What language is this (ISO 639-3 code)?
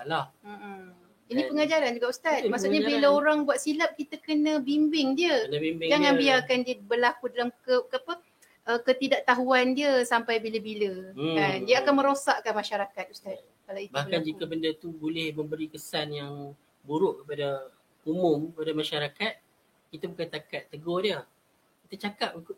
msa